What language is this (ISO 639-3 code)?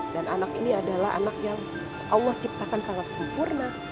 ind